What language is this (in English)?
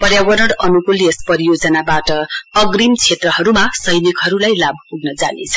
Nepali